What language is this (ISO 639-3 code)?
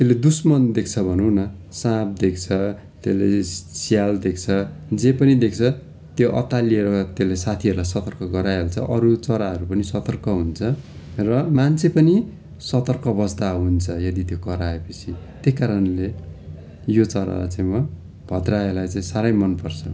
nep